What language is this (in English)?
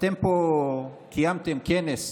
Hebrew